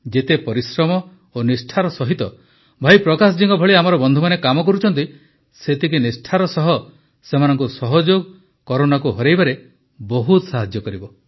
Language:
Odia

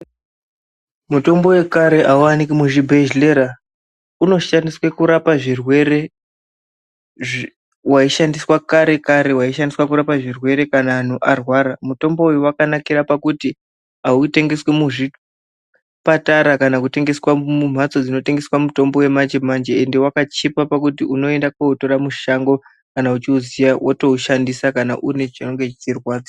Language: Ndau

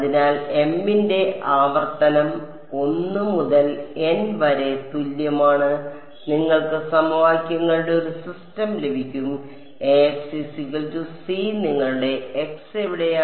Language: Malayalam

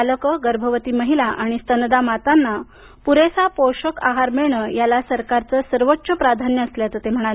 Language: Marathi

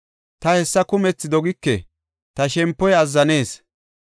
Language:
Gofa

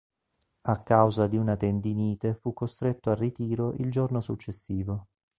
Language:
Italian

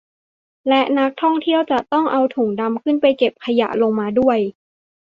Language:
Thai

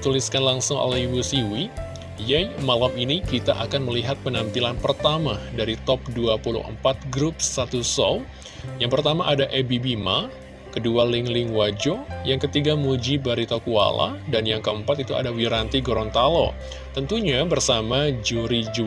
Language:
Indonesian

